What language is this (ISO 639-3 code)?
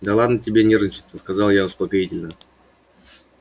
rus